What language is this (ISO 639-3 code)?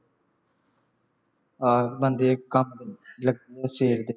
pan